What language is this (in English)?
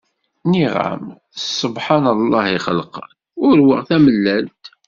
Kabyle